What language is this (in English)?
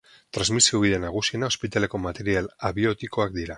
Basque